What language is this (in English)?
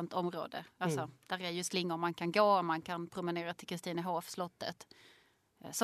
Swedish